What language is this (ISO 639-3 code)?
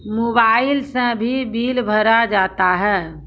mai